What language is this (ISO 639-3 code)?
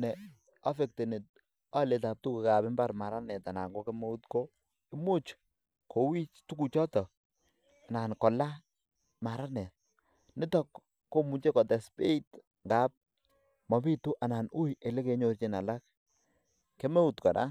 kln